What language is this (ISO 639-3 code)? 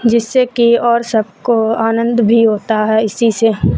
urd